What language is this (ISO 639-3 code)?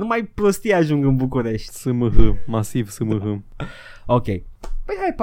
ron